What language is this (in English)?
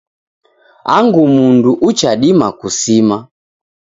Taita